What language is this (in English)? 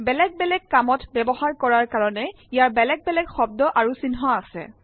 Assamese